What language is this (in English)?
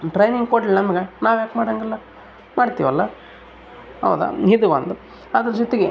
Kannada